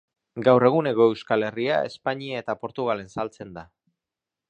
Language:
Basque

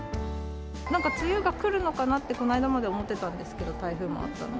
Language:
Japanese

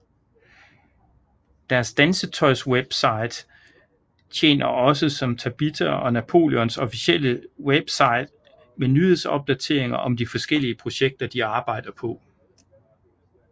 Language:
Danish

